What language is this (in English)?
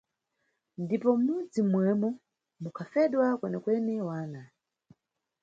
Nyungwe